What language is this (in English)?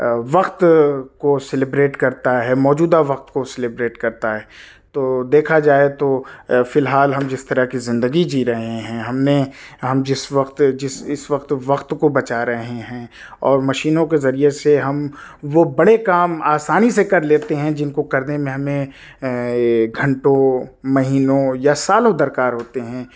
Urdu